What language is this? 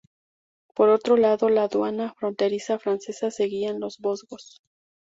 Spanish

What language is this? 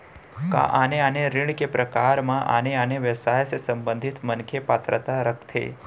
Chhattisgarhi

